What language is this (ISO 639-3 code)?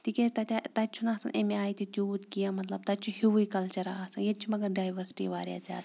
kas